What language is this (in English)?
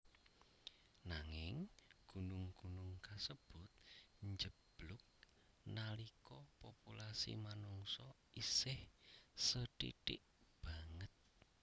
Javanese